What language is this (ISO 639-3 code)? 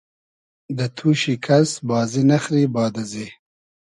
haz